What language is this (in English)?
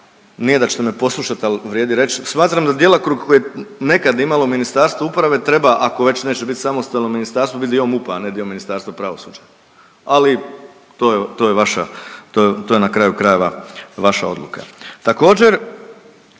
Croatian